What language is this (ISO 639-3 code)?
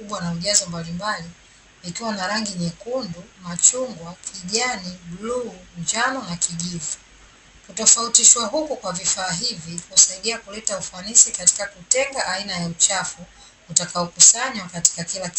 swa